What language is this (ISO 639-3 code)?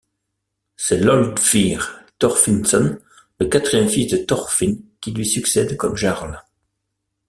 fra